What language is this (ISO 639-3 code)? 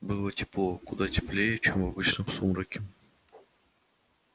rus